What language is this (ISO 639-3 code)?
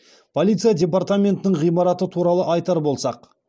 kaz